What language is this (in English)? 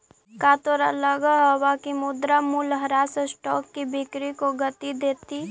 Magahi